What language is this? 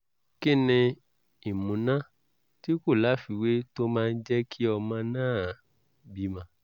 Yoruba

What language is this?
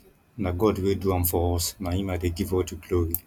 Nigerian Pidgin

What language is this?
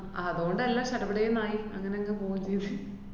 Malayalam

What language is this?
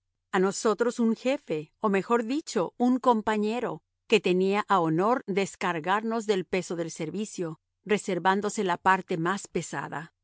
Spanish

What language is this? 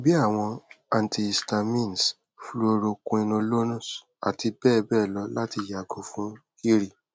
Yoruba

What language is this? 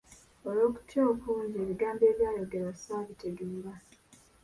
Ganda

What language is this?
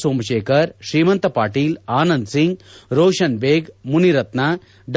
Kannada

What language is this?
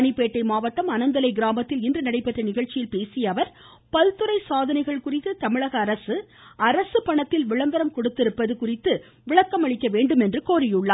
Tamil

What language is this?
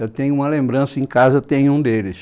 Portuguese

